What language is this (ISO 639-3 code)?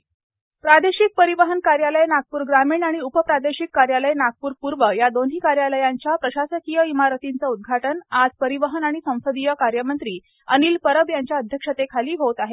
mar